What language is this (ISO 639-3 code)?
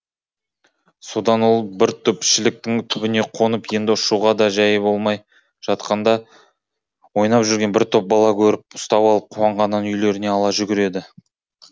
kaz